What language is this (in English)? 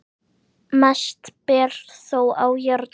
Icelandic